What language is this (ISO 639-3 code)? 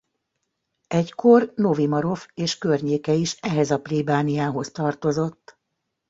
hun